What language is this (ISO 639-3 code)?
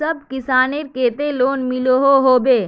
mag